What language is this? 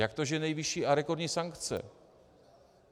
Czech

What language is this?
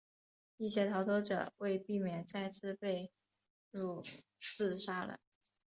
Chinese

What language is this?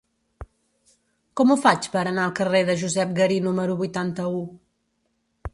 Catalan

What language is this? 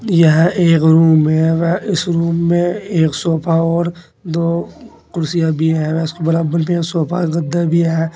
Hindi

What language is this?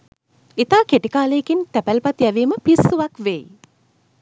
Sinhala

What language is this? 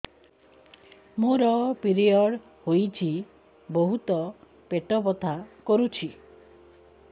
Odia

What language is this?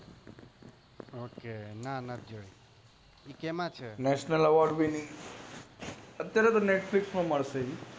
Gujarati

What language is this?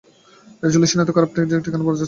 Bangla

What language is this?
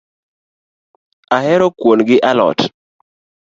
Luo (Kenya and Tanzania)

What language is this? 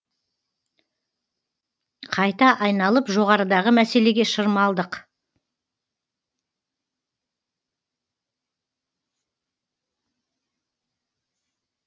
Kazakh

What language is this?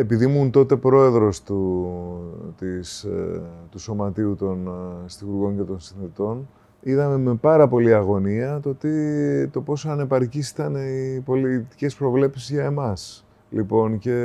Greek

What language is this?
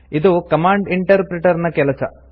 Kannada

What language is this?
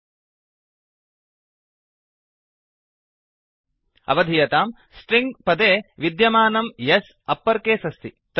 Sanskrit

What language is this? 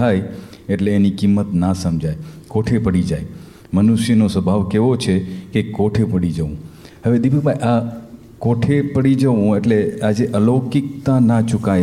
Gujarati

